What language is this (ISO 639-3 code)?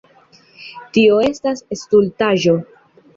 epo